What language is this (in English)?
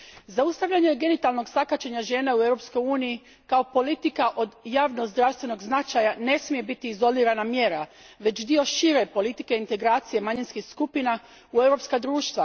Croatian